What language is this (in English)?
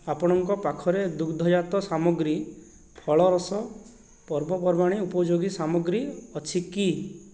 Odia